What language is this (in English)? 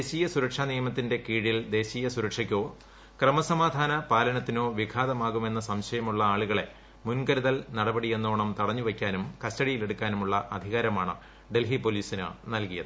Malayalam